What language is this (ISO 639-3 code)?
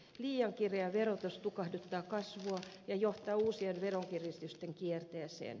fin